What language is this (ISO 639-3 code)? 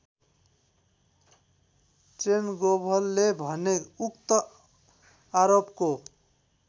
nep